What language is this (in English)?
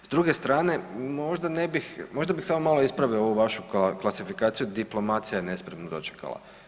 Croatian